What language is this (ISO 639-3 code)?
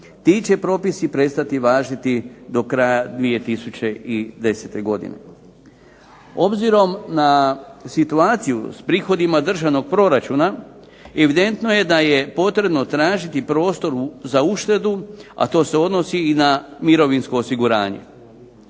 hrv